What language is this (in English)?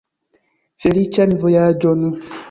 Esperanto